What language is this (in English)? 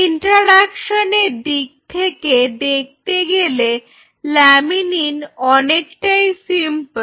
Bangla